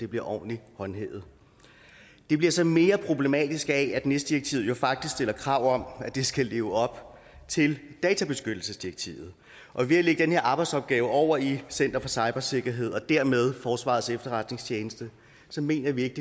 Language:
Danish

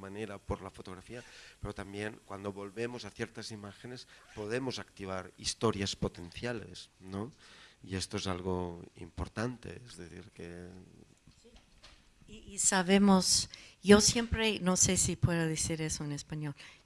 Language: Spanish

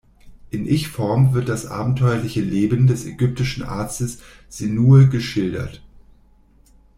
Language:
German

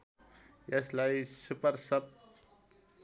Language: Nepali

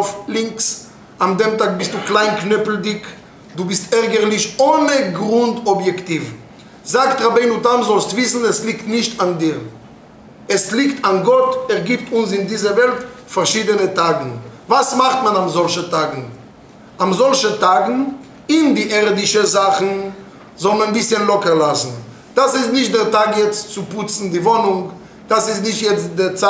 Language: German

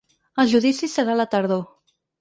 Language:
Catalan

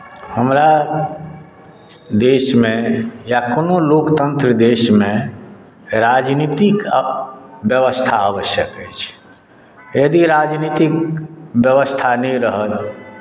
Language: Maithili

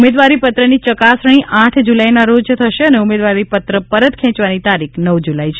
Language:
Gujarati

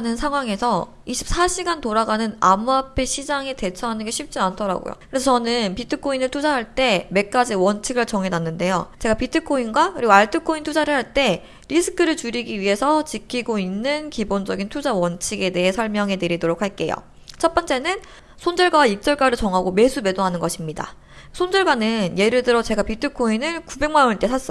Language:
Korean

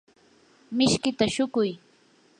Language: Yanahuanca Pasco Quechua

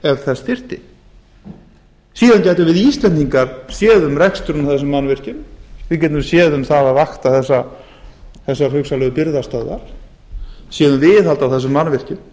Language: Icelandic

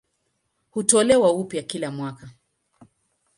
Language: Swahili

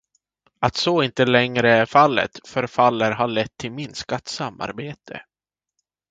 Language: Swedish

